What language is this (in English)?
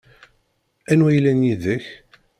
Kabyle